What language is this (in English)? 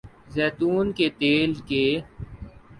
Urdu